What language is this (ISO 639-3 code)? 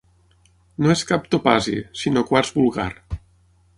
cat